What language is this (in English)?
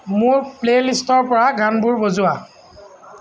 Assamese